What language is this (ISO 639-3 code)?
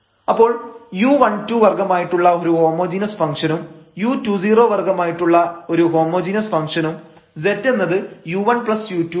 mal